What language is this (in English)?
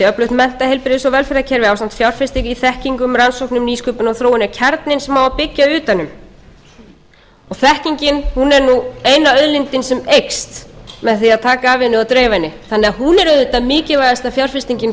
Icelandic